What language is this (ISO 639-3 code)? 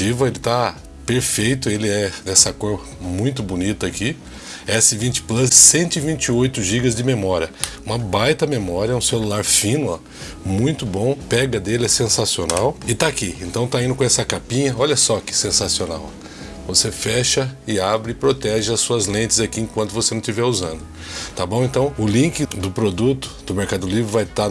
por